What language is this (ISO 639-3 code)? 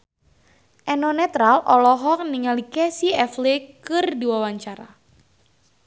sun